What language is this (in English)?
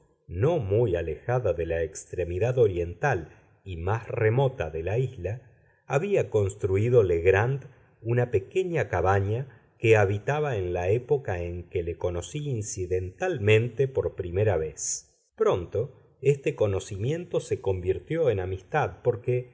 Spanish